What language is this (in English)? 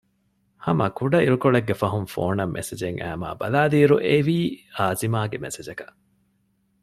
Divehi